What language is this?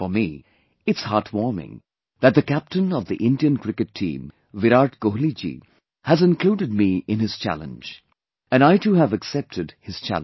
English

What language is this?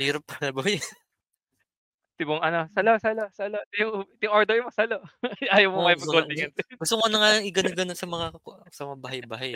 Filipino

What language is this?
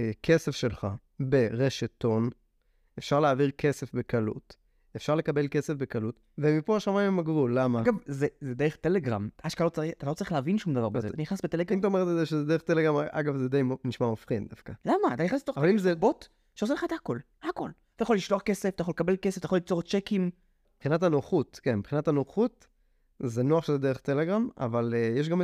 Hebrew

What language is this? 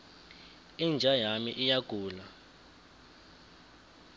South Ndebele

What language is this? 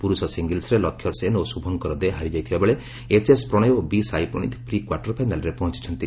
Odia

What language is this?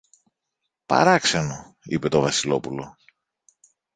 Greek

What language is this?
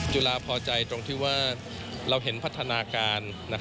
Thai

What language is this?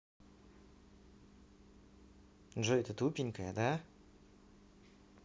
Russian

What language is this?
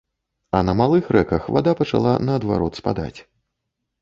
Belarusian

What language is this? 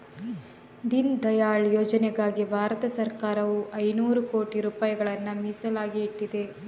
Kannada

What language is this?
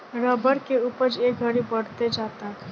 Bhojpuri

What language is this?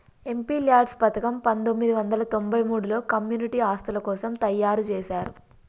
Telugu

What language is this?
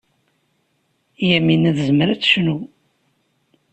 Kabyle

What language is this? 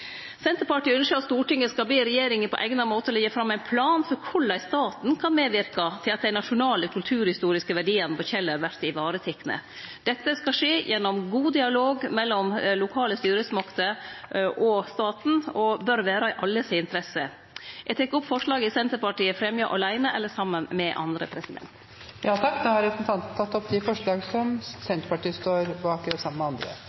Norwegian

